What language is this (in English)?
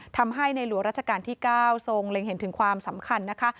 Thai